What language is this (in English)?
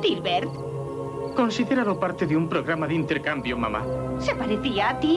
Spanish